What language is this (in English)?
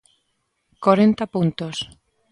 Galician